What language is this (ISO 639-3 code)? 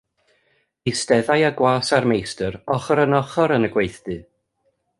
cym